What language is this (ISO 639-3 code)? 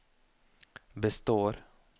nor